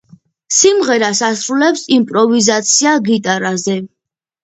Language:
Georgian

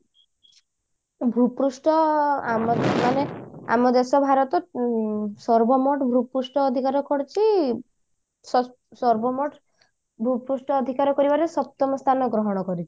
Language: Odia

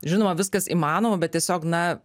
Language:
Lithuanian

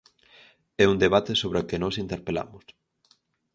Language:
Galician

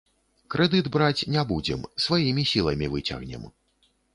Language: Belarusian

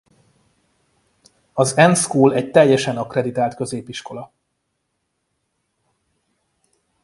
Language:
Hungarian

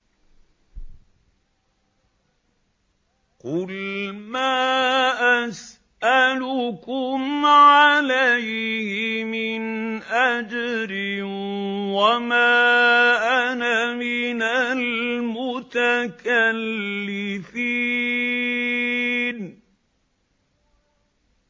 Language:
Arabic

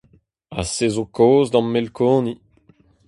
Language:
Breton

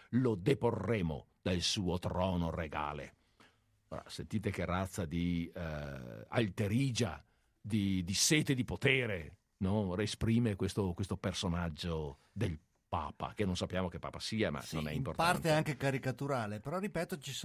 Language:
Italian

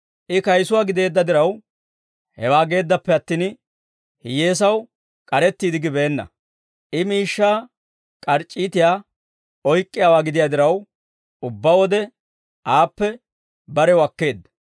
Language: Dawro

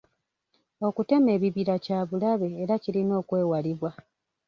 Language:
Ganda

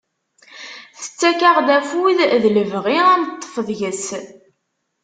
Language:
Kabyle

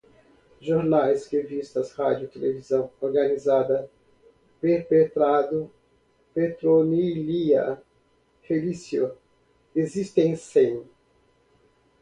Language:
Portuguese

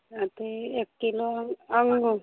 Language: Maithili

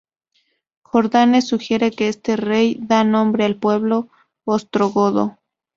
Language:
Spanish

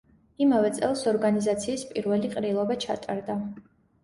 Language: Georgian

